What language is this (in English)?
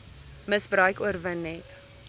Afrikaans